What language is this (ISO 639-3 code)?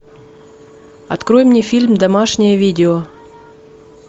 rus